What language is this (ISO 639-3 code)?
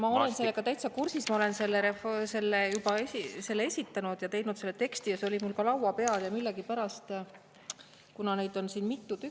est